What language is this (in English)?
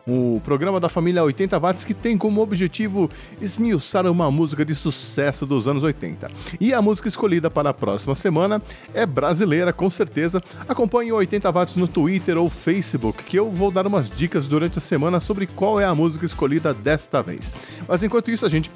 Portuguese